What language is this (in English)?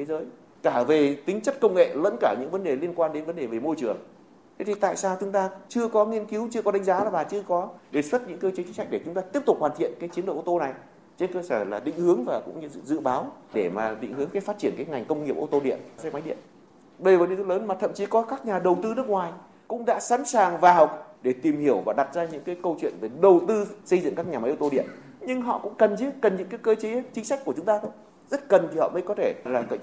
Vietnamese